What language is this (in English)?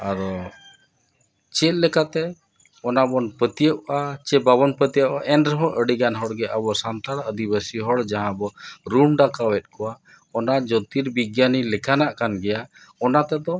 Santali